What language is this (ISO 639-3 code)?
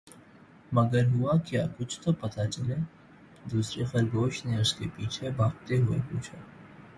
urd